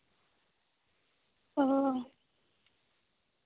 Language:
Santali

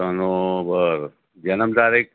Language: Gujarati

